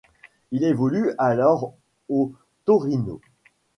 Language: French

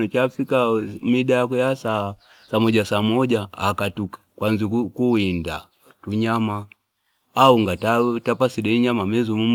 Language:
Fipa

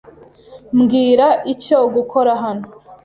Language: Kinyarwanda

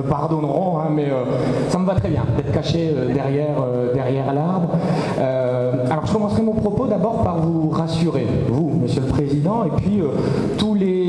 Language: French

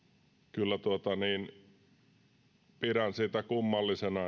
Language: Finnish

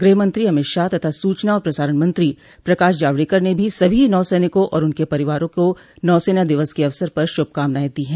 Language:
Hindi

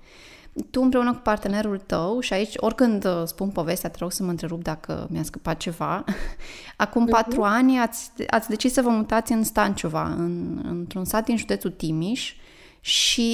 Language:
Romanian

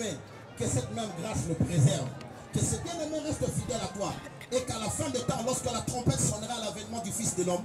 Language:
French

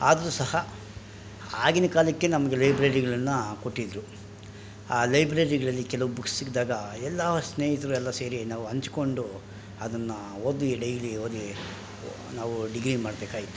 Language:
Kannada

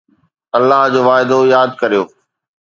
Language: Sindhi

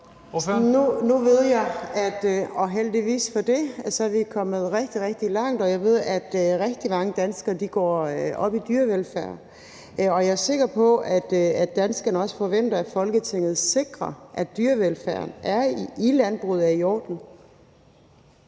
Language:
Danish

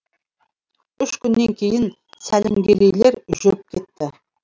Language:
Kazakh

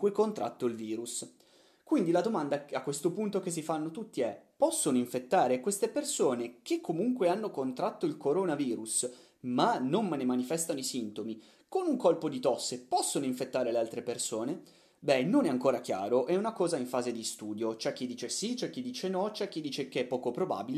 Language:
Italian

